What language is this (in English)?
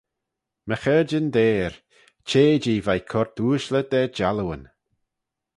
Manx